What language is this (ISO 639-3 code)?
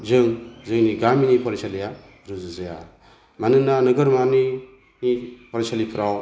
brx